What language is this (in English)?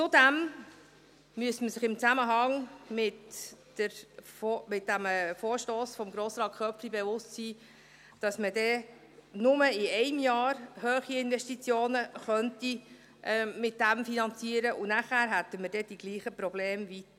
Swiss German